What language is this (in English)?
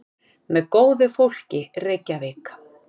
Icelandic